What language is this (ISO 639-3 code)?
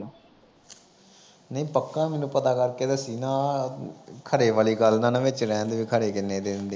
pan